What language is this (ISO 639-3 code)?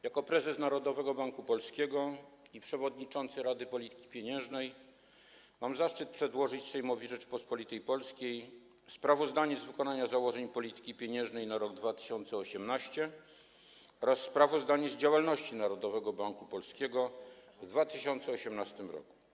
pol